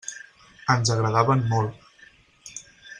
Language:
Catalan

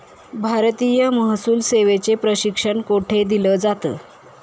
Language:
Marathi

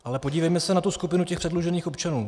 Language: Czech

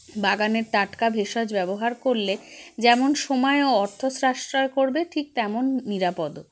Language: Bangla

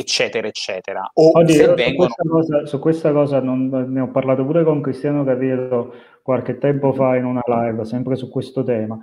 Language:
Italian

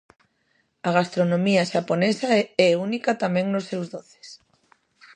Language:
Galician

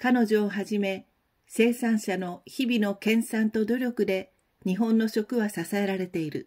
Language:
Japanese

